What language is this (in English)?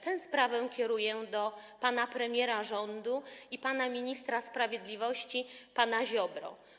Polish